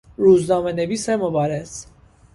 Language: Persian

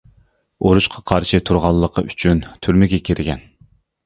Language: Uyghur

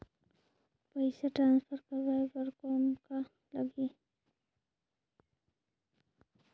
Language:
Chhattisgarhi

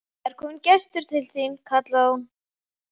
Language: Icelandic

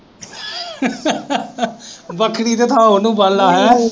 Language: Punjabi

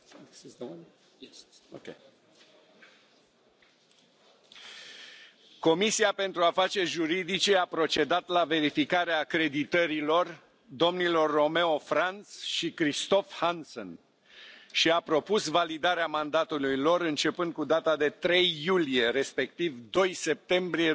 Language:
Romanian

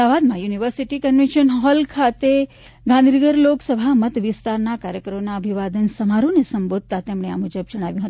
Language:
Gujarati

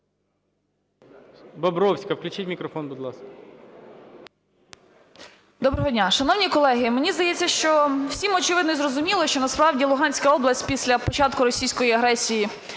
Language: Ukrainian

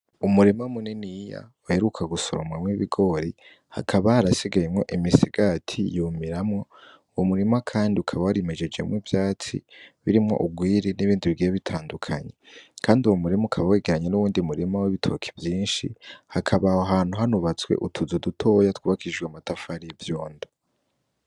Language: Rundi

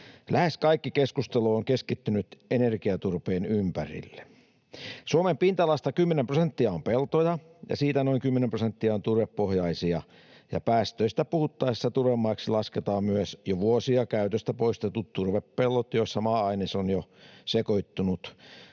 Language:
Finnish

